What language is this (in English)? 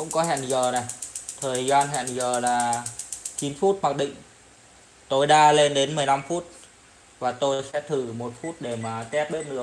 Vietnamese